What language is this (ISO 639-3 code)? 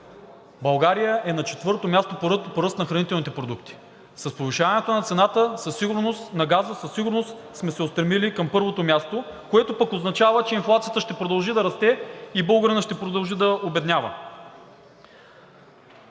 bul